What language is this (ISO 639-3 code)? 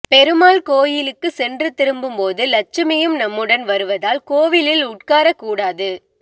tam